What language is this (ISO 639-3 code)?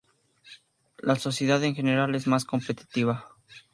spa